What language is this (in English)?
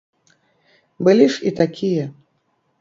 Belarusian